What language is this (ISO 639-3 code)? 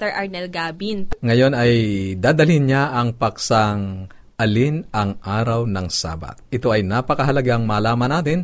fil